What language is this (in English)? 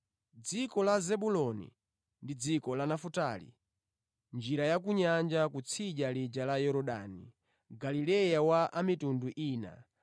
Nyanja